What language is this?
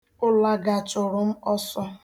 Igbo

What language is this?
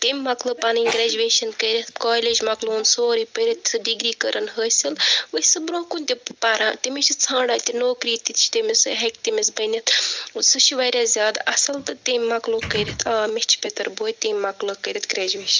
Kashmiri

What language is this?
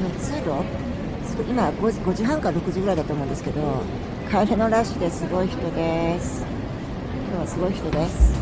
Japanese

